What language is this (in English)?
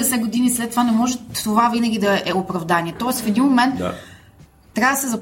Bulgarian